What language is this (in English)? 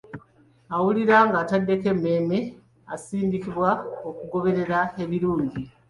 Ganda